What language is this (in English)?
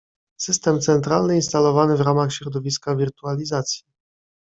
Polish